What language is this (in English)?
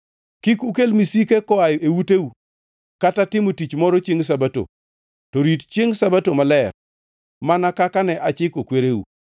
Luo (Kenya and Tanzania)